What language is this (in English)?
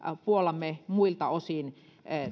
Finnish